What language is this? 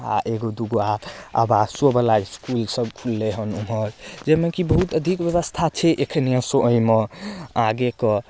Maithili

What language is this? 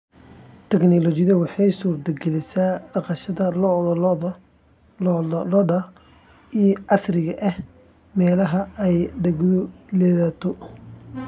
Somali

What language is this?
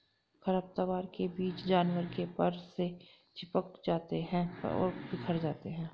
Hindi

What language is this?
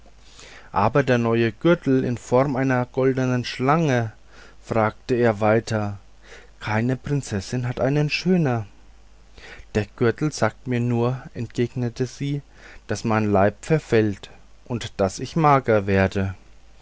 German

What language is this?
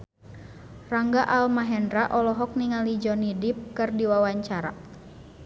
Sundanese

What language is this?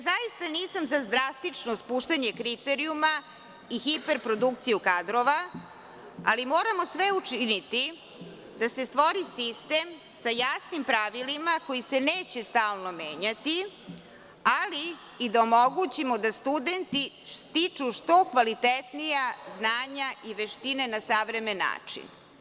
Serbian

